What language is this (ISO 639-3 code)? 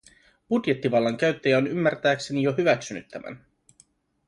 fin